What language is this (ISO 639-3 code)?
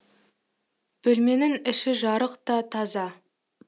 kaz